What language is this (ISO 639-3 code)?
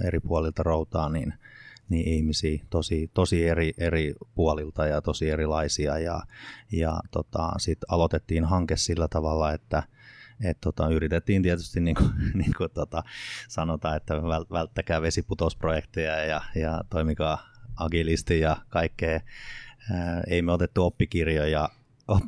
fin